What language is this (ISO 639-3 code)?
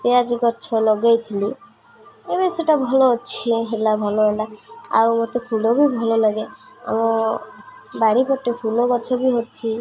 ori